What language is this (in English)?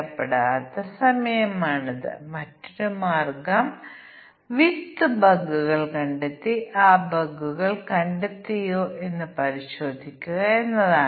Malayalam